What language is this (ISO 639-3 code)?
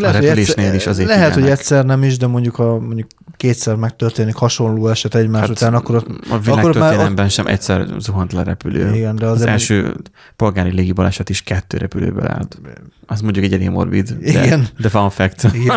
hun